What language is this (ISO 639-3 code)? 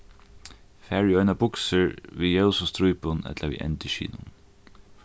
fao